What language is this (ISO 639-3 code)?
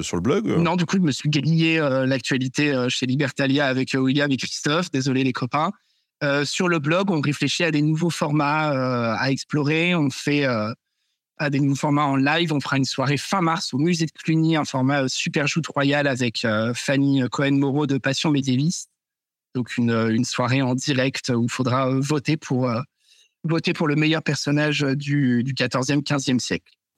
fra